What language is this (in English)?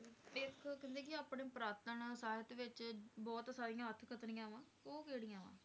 Punjabi